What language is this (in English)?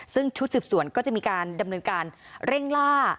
Thai